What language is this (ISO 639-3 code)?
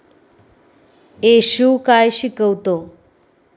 mar